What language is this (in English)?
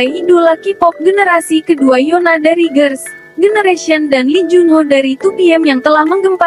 Indonesian